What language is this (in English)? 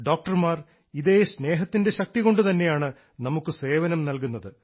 Malayalam